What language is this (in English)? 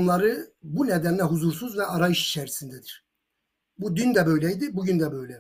Turkish